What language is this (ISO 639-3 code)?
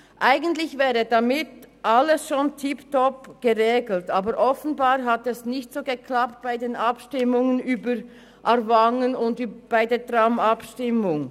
gsw